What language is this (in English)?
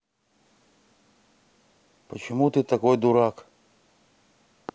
Russian